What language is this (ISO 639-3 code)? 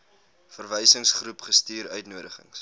afr